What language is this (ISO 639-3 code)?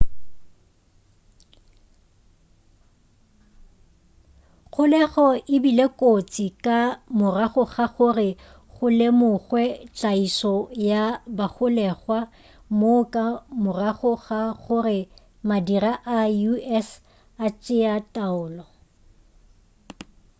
nso